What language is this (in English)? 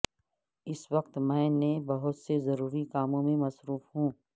Urdu